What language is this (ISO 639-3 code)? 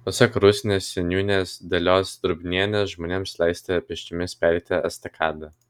lit